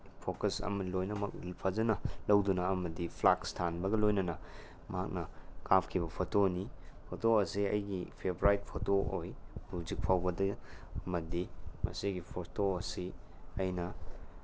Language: Manipuri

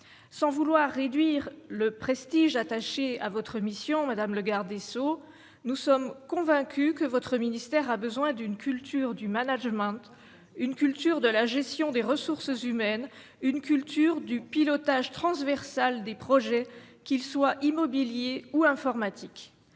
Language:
French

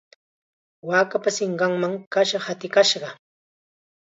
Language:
Chiquián Ancash Quechua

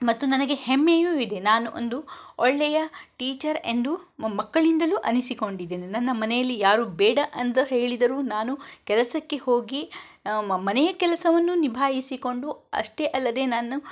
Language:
Kannada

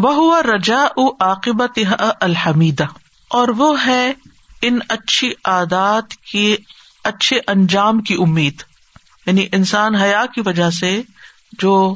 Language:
Urdu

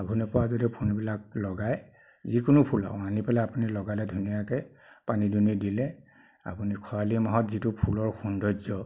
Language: Assamese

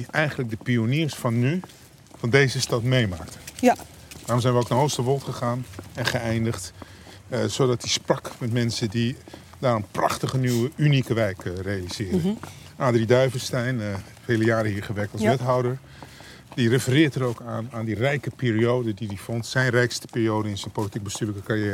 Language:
Dutch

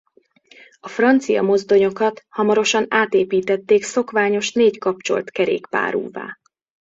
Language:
Hungarian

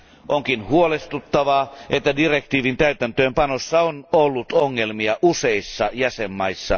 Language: Finnish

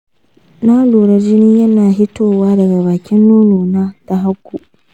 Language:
Hausa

